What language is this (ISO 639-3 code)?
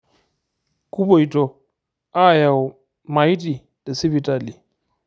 mas